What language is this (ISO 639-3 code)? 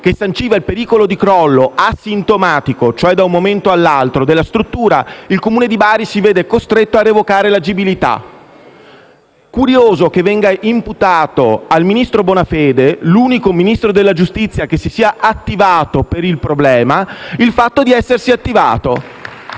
ita